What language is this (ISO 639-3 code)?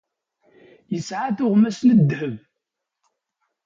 kab